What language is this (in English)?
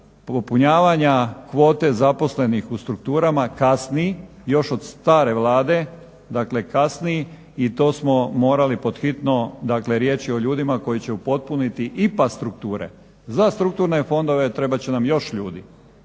Croatian